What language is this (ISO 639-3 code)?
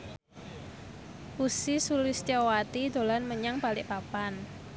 jav